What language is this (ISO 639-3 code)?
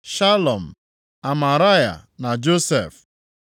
ibo